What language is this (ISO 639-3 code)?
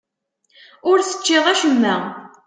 kab